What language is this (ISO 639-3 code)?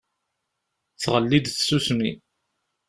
kab